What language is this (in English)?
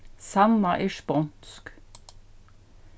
Faroese